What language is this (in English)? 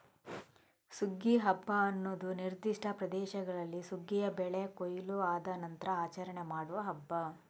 Kannada